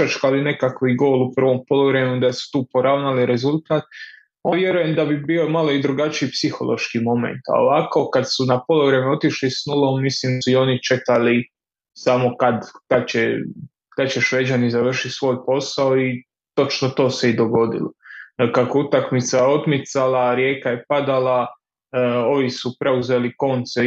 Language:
Croatian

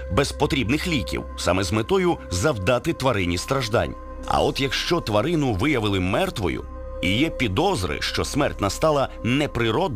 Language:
Ukrainian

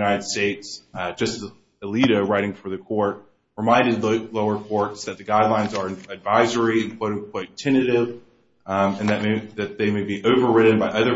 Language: English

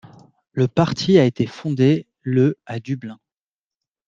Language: French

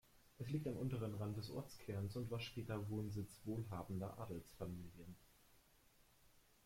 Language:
German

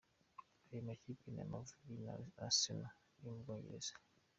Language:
Kinyarwanda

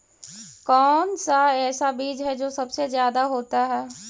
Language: Magahi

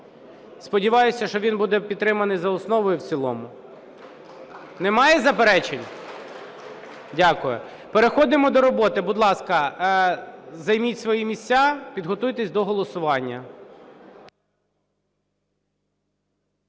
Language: Ukrainian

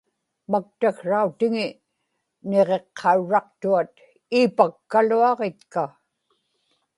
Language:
Inupiaq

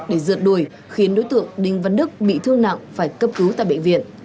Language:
Vietnamese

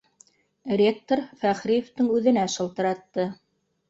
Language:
Bashkir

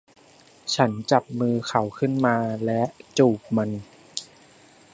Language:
Thai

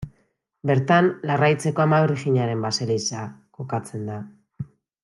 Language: Basque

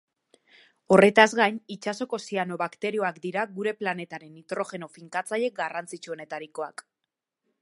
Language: Basque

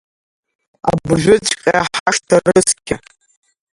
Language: Abkhazian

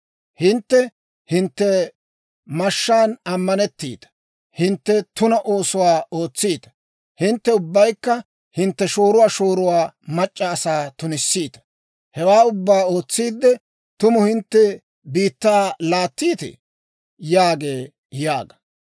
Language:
Dawro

